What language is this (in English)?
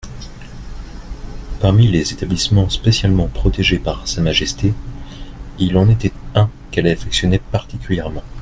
French